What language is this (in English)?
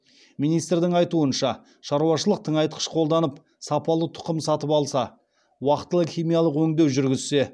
Kazakh